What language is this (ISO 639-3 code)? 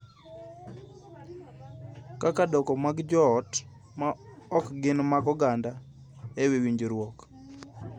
luo